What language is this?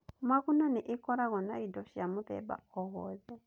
Kikuyu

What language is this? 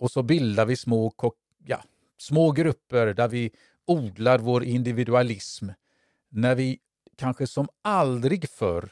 Swedish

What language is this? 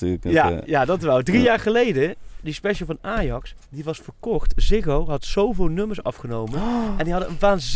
Dutch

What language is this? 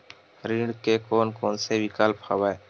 Chhattisgarhi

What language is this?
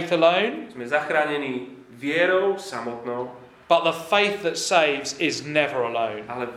Slovak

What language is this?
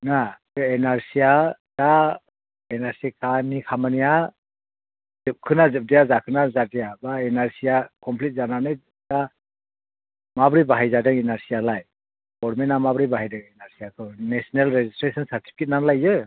Bodo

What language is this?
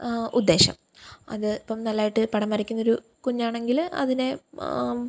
Malayalam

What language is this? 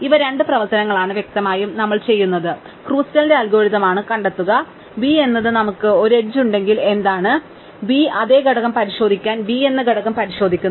Malayalam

